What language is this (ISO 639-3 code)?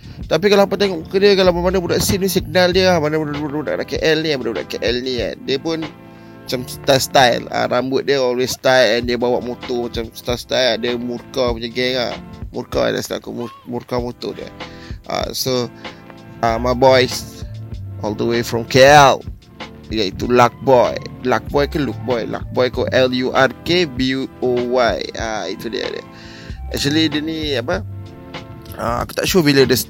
msa